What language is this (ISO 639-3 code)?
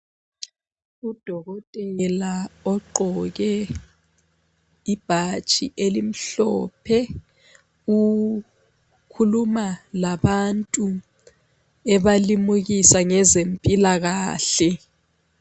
nde